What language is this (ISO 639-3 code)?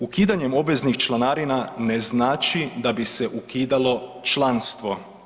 hrv